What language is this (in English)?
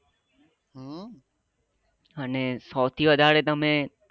Gujarati